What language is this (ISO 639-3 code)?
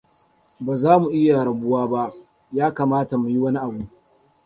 hau